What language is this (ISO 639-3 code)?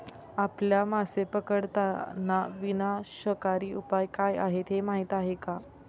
mar